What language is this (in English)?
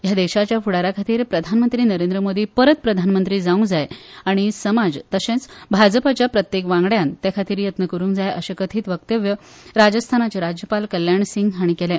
Konkani